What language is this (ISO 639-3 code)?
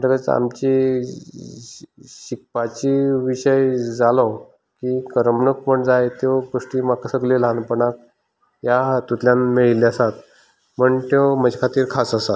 kok